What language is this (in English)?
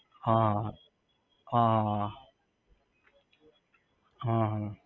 Gujarati